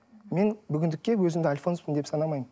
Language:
Kazakh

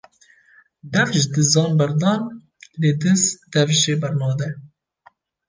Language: Kurdish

